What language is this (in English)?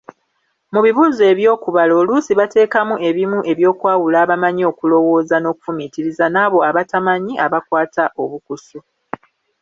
Ganda